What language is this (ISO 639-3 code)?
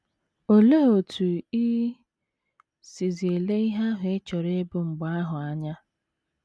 ibo